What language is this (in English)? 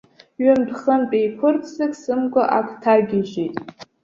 Abkhazian